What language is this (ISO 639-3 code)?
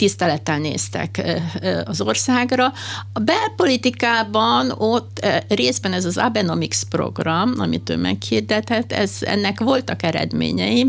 hun